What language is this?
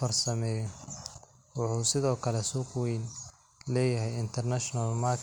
Somali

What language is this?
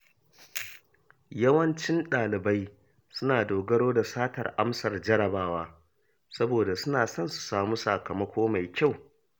Hausa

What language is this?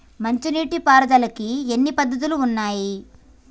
Telugu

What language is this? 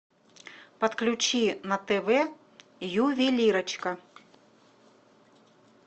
Russian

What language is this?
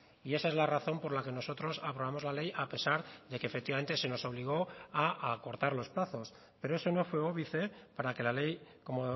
Spanish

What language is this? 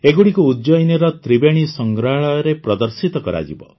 Odia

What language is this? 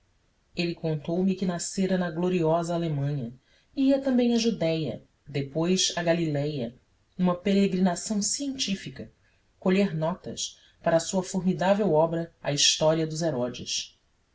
Portuguese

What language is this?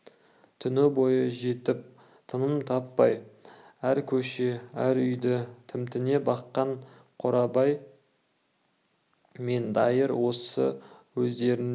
Kazakh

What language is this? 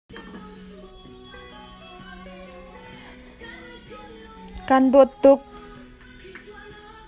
Hakha Chin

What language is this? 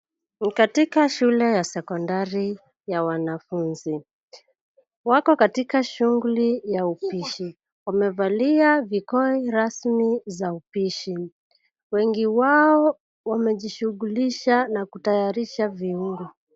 Swahili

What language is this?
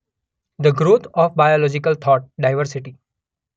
Gujarati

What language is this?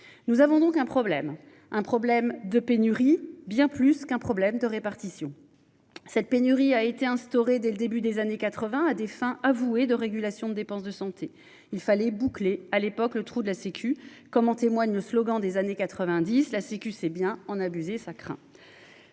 French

